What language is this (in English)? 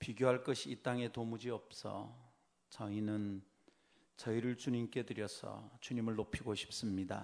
Korean